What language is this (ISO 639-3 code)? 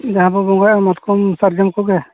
sat